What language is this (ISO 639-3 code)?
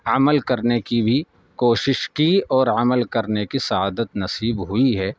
urd